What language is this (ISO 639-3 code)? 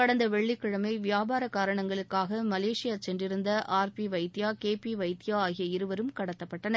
tam